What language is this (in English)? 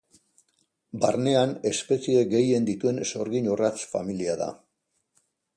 Basque